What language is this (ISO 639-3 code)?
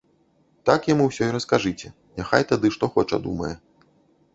bel